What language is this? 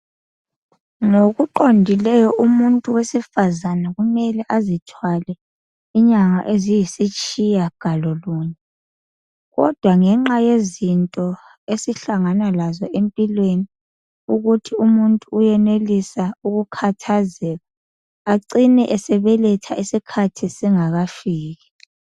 North Ndebele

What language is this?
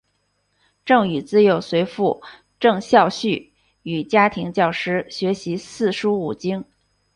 Chinese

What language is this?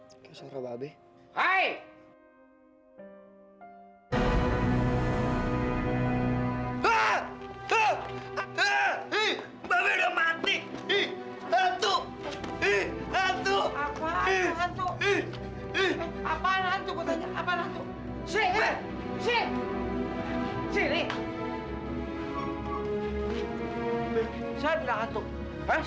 Indonesian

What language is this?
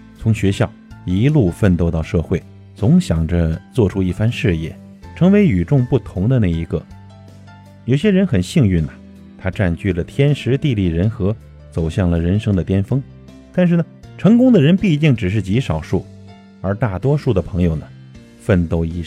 Chinese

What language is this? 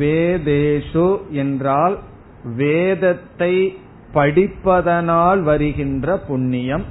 Tamil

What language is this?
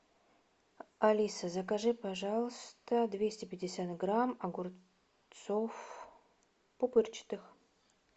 Russian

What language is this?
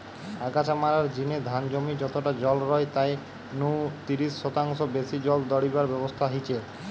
Bangla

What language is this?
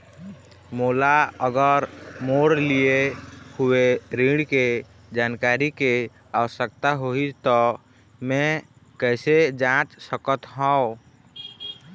Chhattisgarhi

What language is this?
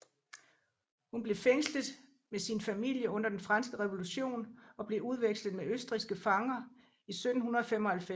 Danish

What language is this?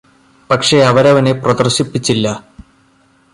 Malayalam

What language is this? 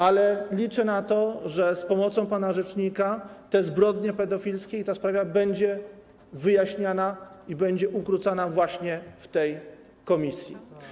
Polish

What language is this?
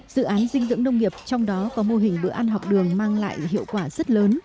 Vietnamese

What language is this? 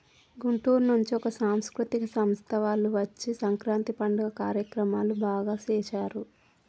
Telugu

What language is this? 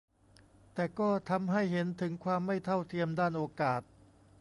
Thai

